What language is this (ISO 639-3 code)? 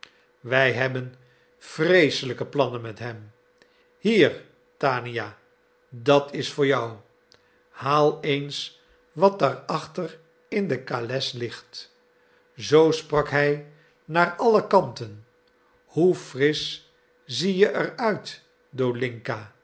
nld